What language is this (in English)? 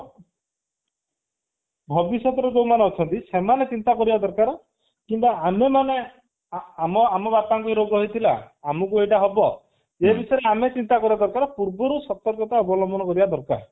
Odia